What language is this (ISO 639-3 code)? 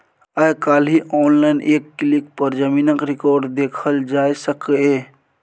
mai